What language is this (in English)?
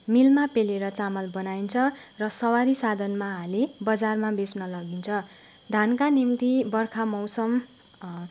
Nepali